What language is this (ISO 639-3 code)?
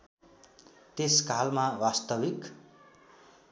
nep